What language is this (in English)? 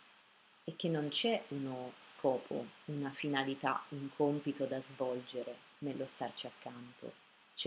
Italian